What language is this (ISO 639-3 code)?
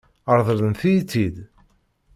kab